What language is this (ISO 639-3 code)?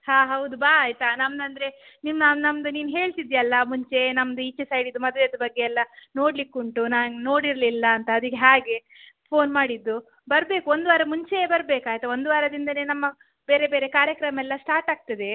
kan